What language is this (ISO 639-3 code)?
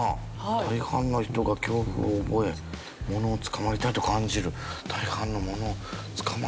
jpn